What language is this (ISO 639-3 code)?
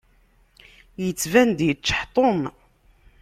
kab